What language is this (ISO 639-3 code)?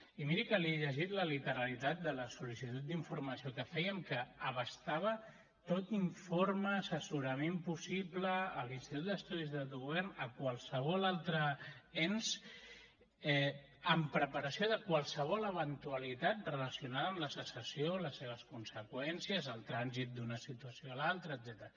cat